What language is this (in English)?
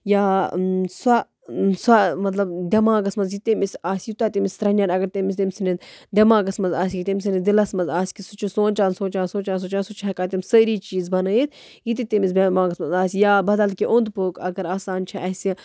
Kashmiri